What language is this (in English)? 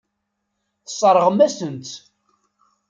Kabyle